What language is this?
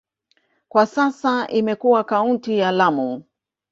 Swahili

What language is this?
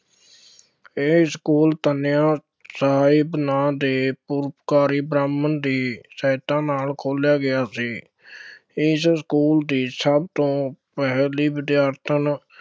Punjabi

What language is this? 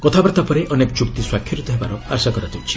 Odia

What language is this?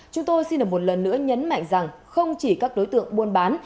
Vietnamese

